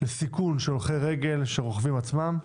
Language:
Hebrew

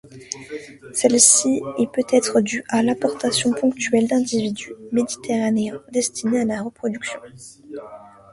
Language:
French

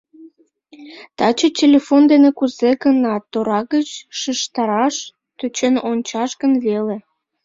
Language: Mari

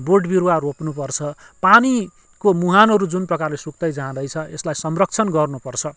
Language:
Nepali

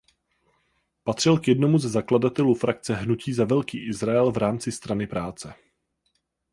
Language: Czech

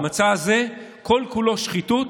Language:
Hebrew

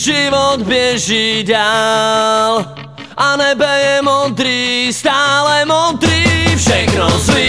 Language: Czech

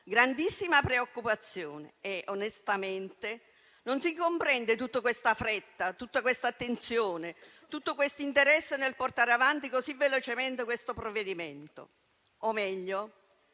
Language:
Italian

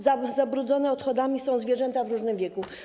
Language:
Polish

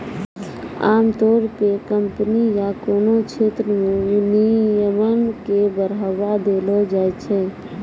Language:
Maithili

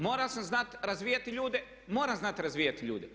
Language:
Croatian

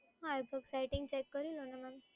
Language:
Gujarati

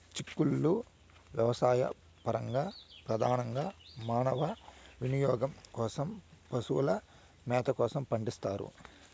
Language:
Telugu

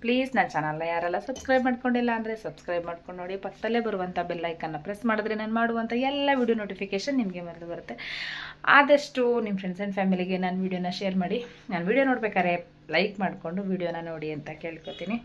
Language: Kannada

